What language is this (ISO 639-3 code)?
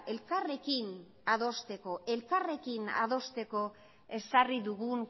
eus